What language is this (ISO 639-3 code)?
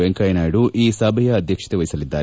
kan